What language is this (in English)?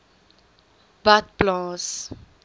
Afrikaans